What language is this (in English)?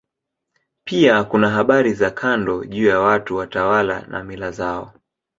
Swahili